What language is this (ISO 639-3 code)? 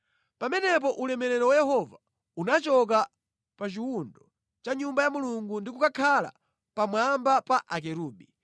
nya